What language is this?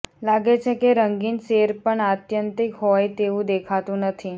Gujarati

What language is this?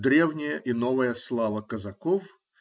Russian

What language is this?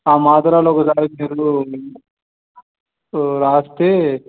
Telugu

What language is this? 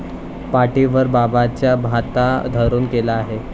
Marathi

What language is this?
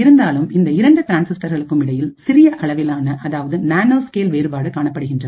Tamil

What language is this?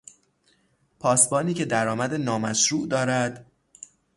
Persian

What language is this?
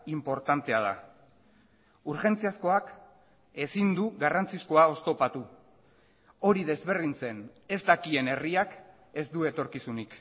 Basque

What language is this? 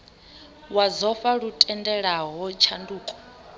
Venda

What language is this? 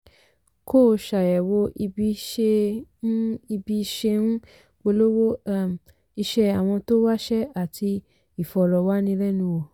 Yoruba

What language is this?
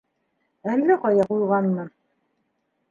Bashkir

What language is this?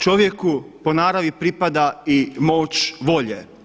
Croatian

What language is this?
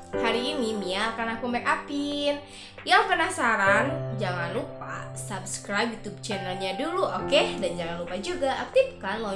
Indonesian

